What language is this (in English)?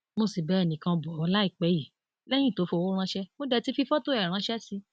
Yoruba